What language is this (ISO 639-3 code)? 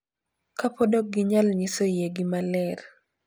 luo